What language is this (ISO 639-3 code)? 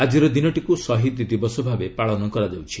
ori